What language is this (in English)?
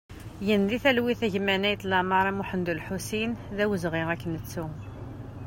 Kabyle